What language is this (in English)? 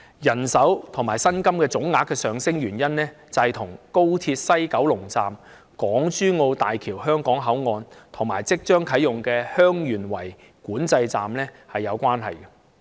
Cantonese